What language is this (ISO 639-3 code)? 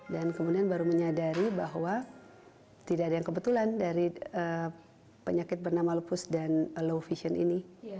ind